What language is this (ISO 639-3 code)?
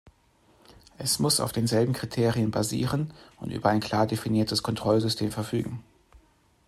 deu